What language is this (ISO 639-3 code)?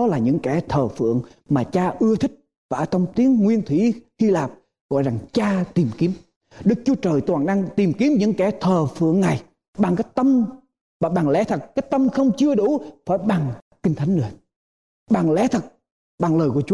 vie